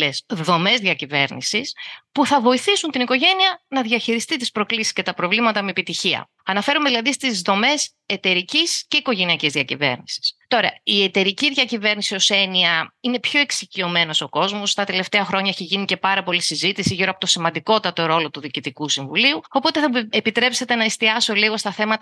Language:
Greek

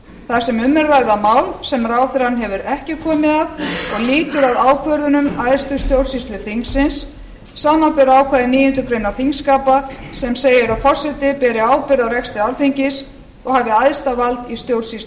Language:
Icelandic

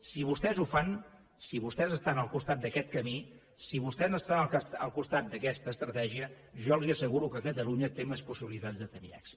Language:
Catalan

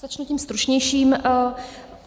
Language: Czech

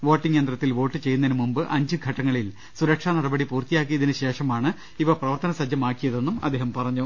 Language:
Malayalam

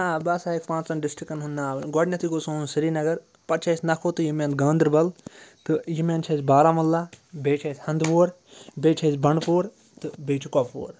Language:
Kashmiri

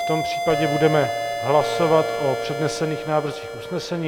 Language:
Czech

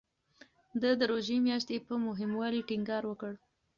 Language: Pashto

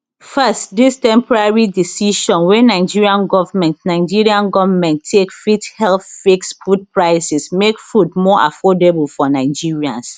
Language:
Nigerian Pidgin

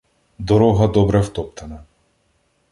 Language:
Ukrainian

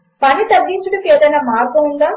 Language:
Telugu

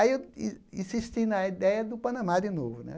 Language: Portuguese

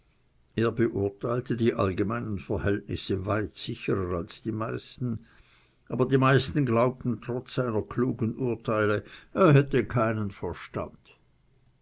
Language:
German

